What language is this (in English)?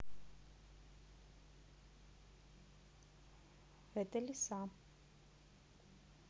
Russian